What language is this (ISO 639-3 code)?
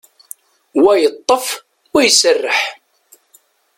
kab